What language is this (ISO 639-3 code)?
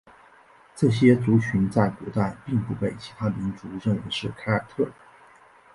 zho